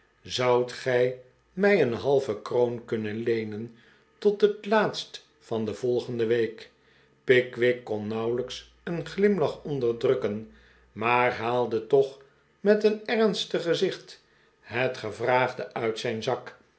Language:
Dutch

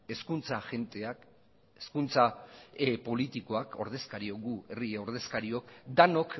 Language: Basque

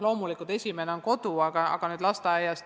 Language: Estonian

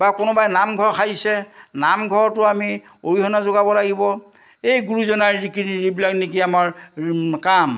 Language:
Assamese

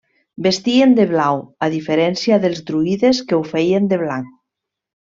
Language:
Catalan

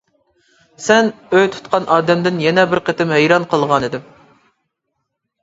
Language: Uyghur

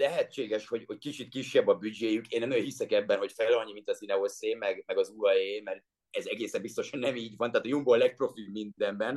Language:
Hungarian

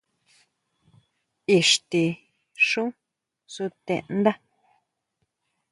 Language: Huautla Mazatec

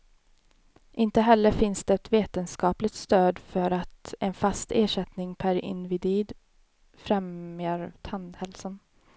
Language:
Swedish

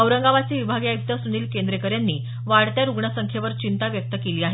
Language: Marathi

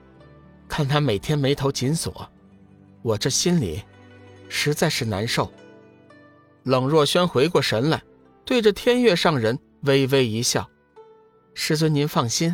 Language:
Chinese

